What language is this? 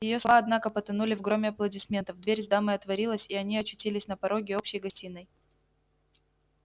Russian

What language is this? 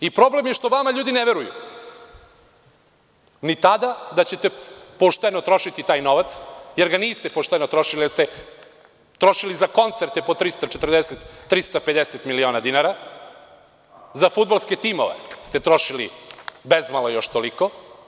Serbian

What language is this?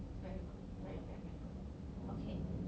English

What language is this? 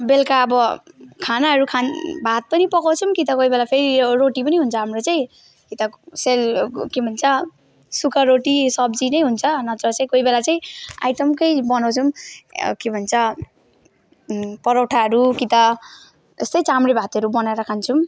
Nepali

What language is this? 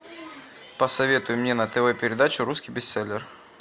Russian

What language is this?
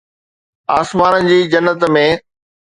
Sindhi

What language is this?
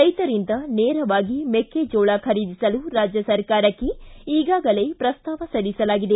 Kannada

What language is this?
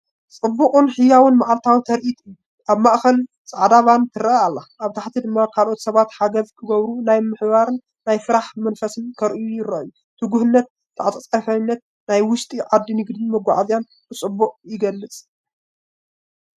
Tigrinya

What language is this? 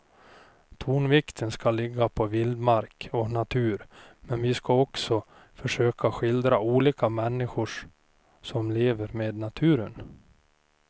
Swedish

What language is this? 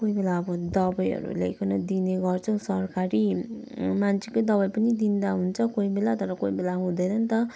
Nepali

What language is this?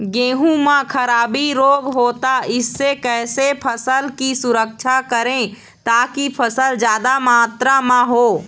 Chhattisgarhi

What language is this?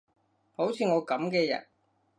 Cantonese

